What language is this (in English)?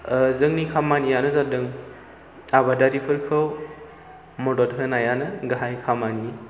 Bodo